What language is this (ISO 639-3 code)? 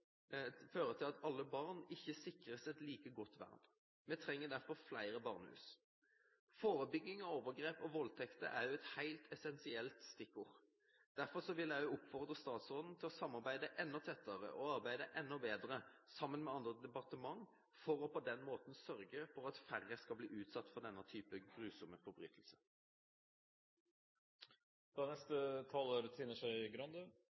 nob